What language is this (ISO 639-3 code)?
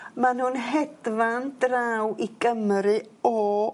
cym